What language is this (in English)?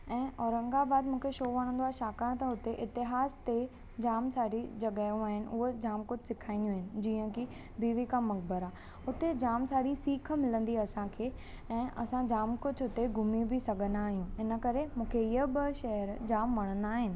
Sindhi